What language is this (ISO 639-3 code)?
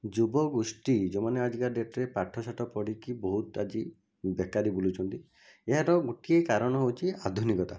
ori